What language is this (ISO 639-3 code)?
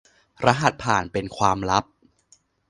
tha